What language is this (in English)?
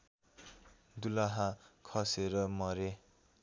Nepali